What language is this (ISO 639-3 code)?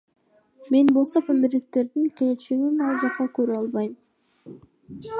kir